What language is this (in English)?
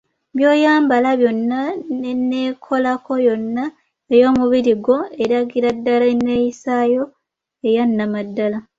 Ganda